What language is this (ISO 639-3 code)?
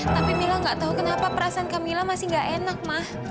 ind